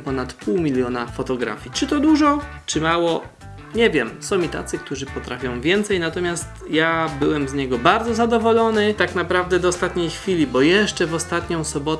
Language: Polish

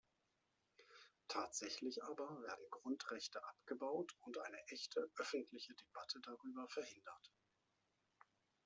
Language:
German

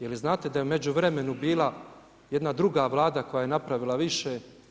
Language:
Croatian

